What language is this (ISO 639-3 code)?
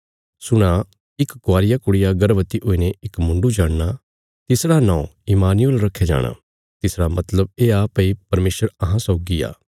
kfs